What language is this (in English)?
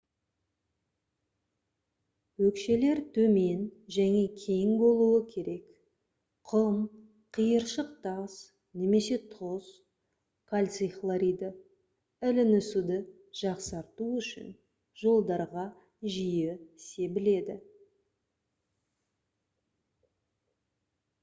Kazakh